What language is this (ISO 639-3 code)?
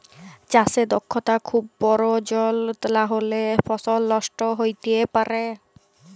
ben